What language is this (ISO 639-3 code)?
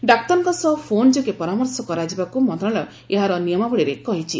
ori